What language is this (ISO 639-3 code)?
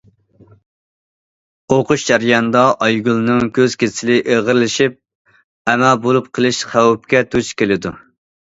uig